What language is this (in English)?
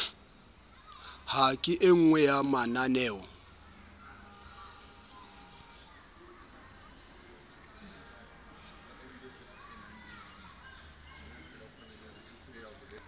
Southern Sotho